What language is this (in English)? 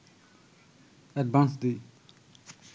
Bangla